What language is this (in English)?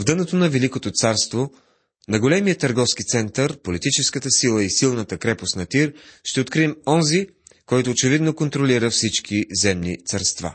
Bulgarian